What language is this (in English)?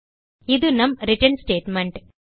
Tamil